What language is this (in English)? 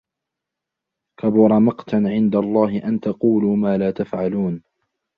Arabic